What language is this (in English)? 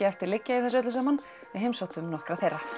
Icelandic